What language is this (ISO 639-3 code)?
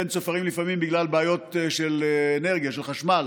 heb